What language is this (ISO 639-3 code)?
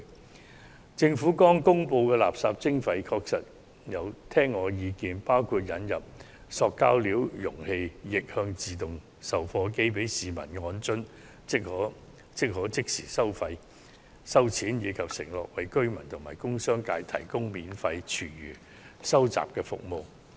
yue